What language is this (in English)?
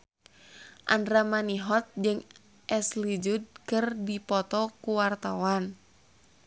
Sundanese